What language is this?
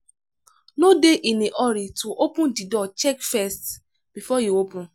Nigerian Pidgin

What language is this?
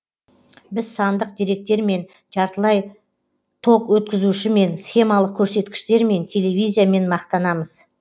Kazakh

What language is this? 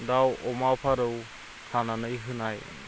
Bodo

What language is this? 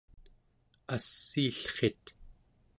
Central Yupik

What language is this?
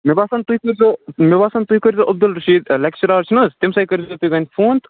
Kashmiri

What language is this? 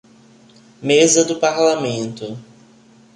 Portuguese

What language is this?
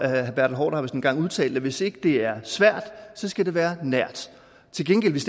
Danish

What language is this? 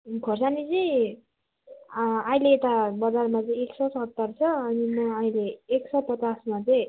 Nepali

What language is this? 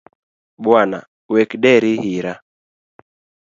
Luo (Kenya and Tanzania)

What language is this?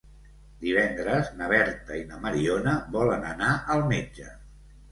Catalan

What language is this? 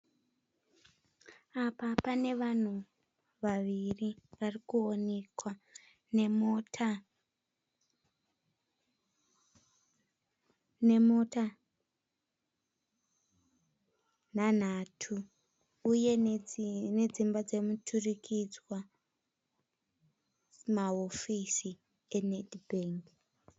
Shona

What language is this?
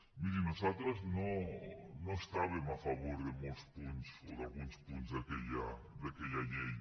Catalan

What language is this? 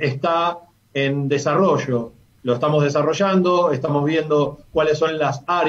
Spanish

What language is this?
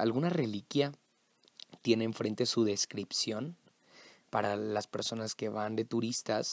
Spanish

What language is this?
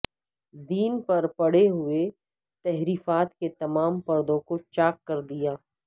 Urdu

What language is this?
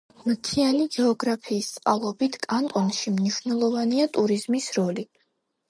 Georgian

